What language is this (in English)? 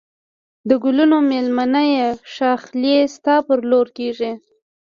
Pashto